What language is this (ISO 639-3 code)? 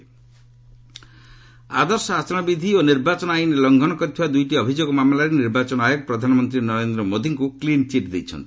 ori